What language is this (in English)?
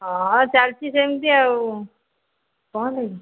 Odia